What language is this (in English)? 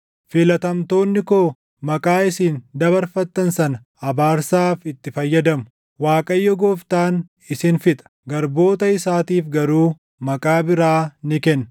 Oromo